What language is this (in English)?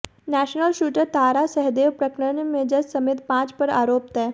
Hindi